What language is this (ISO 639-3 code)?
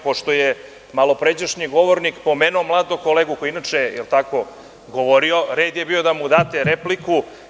srp